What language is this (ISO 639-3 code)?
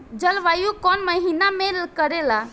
bho